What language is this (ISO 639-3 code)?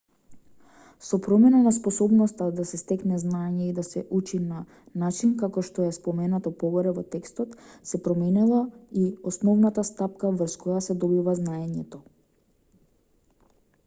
mkd